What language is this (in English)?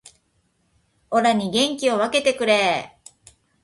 Japanese